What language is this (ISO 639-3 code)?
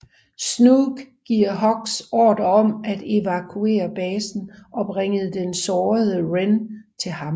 dan